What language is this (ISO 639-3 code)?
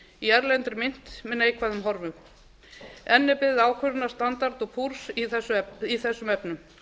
isl